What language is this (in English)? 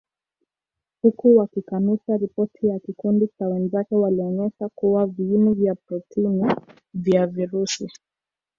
Swahili